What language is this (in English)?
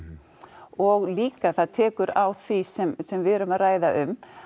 Icelandic